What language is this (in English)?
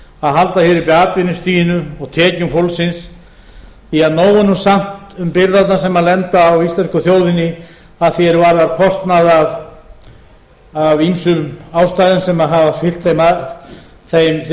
Icelandic